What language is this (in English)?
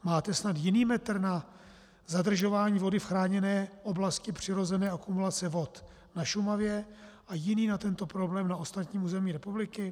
Czech